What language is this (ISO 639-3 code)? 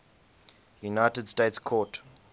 eng